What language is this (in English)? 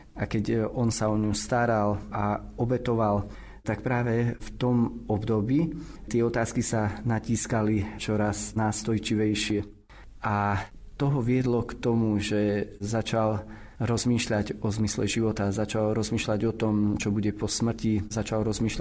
Slovak